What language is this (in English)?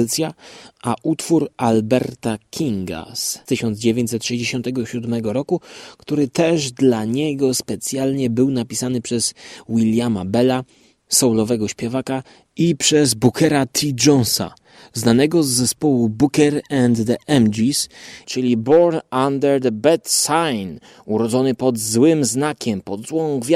Polish